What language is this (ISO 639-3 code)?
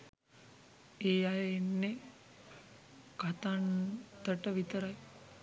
sin